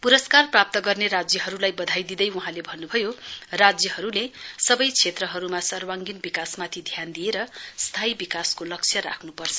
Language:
Nepali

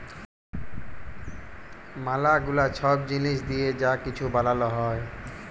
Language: Bangla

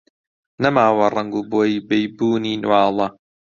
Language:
Central Kurdish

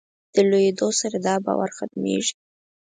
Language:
Pashto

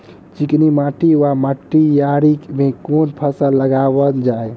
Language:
Maithili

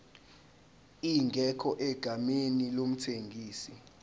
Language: Zulu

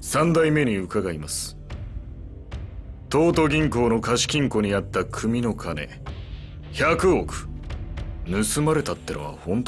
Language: Japanese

